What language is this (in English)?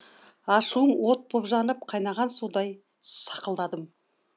Kazakh